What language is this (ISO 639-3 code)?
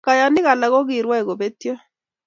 kln